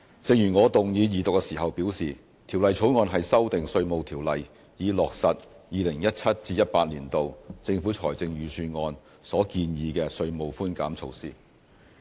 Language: Cantonese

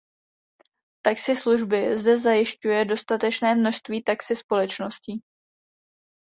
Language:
Czech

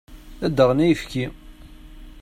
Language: Kabyle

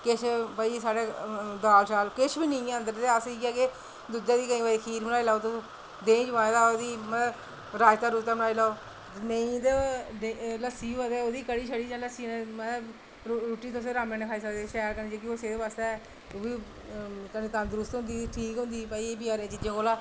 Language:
Dogri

